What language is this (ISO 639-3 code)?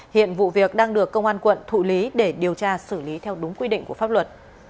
vie